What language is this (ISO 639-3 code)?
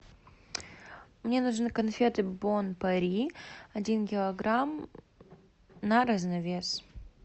rus